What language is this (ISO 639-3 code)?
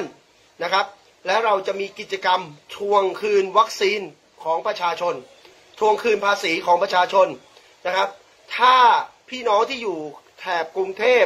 tha